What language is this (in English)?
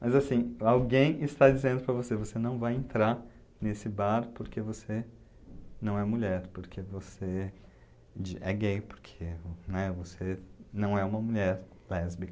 Portuguese